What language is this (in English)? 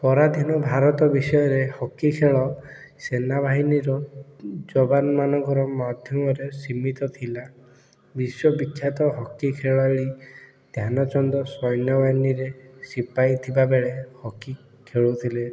Odia